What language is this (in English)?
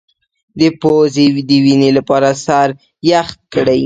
Pashto